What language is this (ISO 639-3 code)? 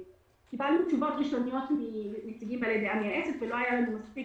heb